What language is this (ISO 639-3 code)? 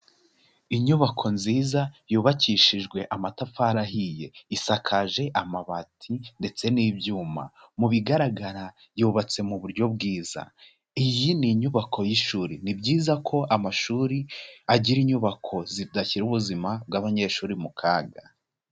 kin